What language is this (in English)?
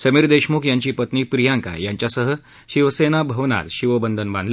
Marathi